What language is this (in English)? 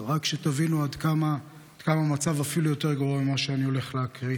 Hebrew